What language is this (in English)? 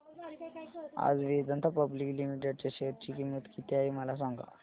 Marathi